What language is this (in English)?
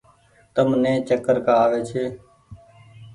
Goaria